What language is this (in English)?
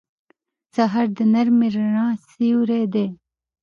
Pashto